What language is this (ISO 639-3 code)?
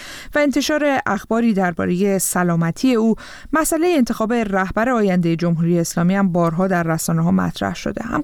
fas